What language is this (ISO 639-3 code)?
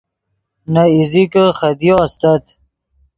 ydg